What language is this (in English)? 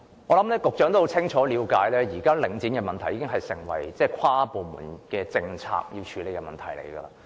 Cantonese